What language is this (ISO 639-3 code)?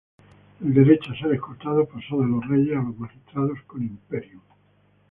spa